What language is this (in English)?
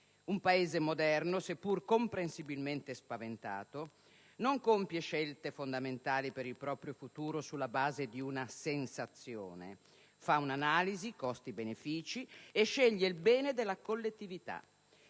Italian